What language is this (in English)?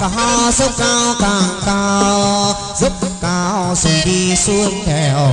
Vietnamese